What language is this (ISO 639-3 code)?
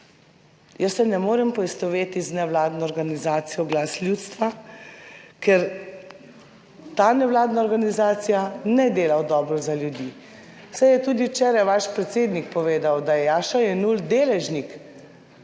slv